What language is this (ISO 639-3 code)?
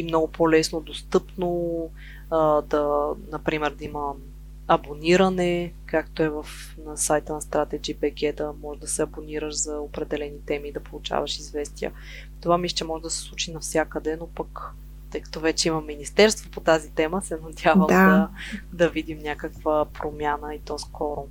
bul